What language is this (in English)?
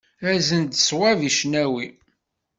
Kabyle